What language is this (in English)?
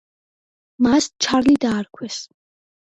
Georgian